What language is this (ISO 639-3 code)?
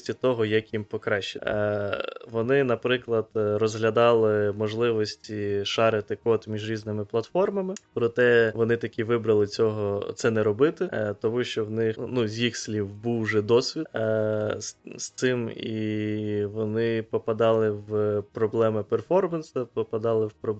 ukr